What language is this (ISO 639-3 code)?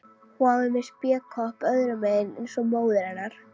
isl